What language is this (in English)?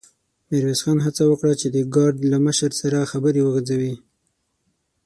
Pashto